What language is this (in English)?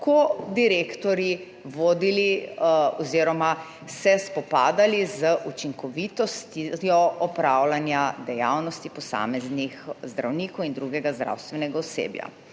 Slovenian